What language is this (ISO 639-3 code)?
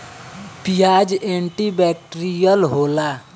bho